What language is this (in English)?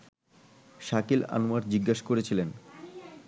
Bangla